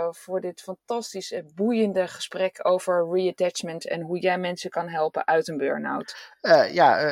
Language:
Dutch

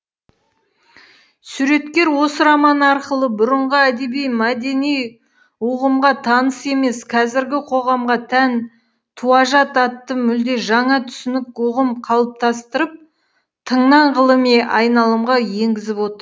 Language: Kazakh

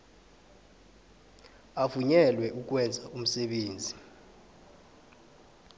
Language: South Ndebele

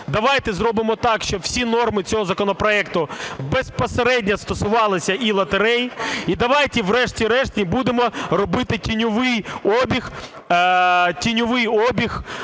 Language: Ukrainian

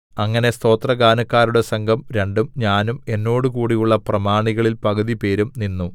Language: Malayalam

